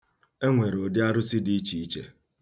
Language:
Igbo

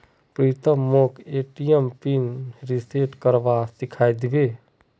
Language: Magahi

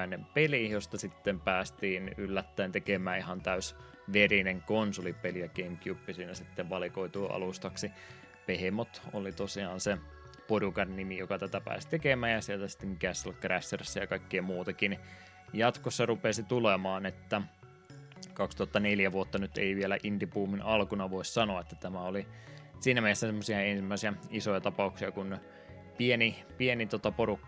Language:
Finnish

